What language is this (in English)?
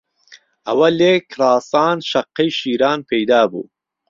Central Kurdish